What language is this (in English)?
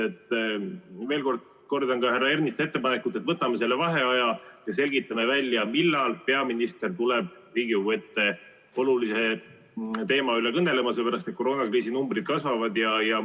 Estonian